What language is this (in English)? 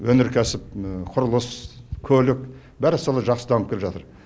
Kazakh